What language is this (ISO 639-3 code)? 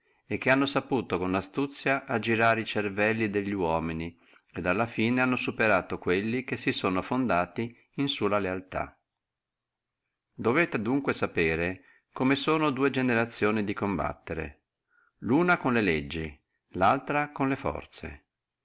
ita